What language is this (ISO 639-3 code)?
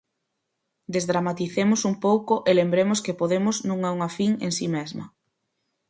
glg